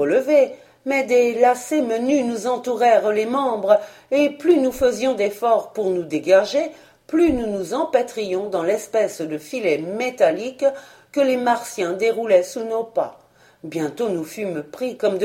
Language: French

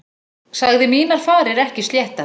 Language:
Icelandic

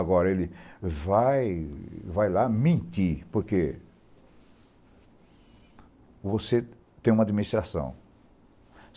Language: Portuguese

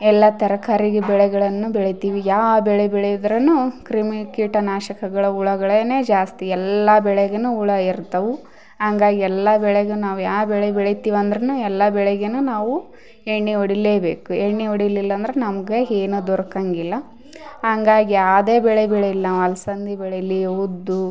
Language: Kannada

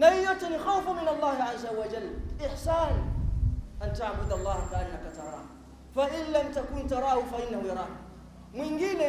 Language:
Swahili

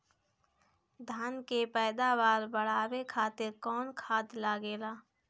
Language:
Bhojpuri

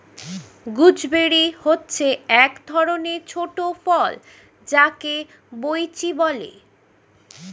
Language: Bangla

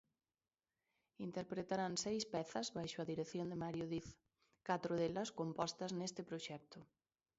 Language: Galician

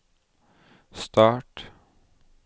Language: Norwegian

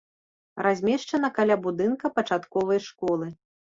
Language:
Belarusian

